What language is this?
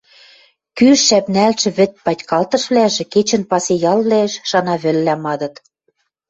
Western Mari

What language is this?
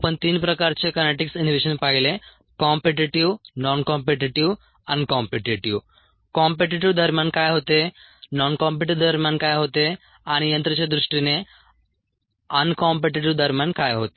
Marathi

